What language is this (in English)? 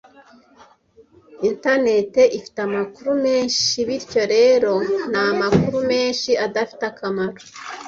Kinyarwanda